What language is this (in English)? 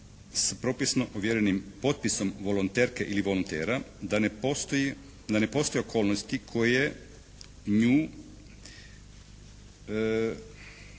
Croatian